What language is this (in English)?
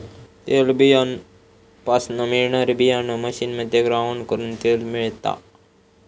Marathi